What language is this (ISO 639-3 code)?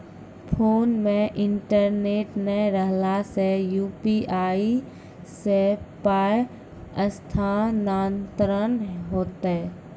mai